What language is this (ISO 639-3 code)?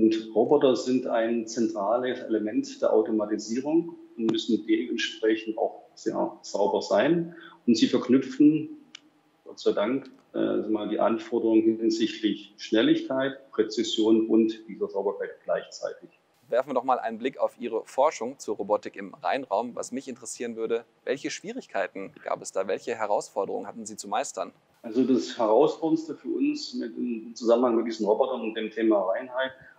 deu